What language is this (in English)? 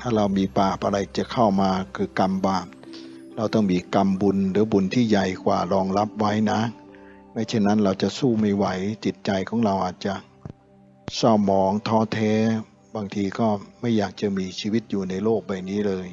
Thai